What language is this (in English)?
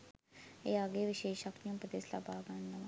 Sinhala